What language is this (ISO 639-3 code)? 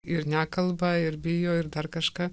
lit